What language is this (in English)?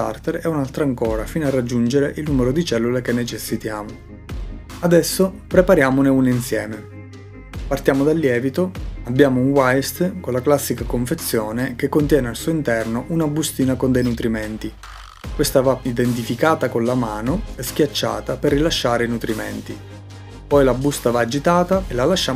Italian